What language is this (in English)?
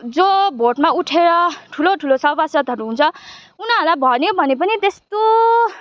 Nepali